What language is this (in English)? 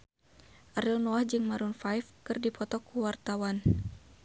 Sundanese